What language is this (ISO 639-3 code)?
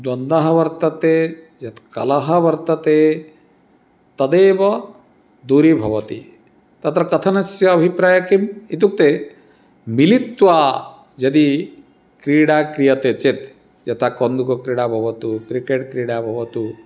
san